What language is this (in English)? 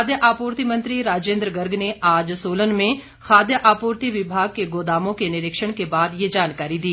Hindi